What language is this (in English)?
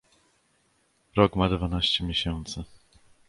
Polish